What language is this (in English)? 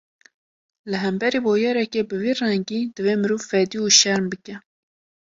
Kurdish